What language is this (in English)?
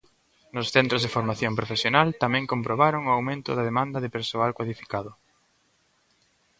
Galician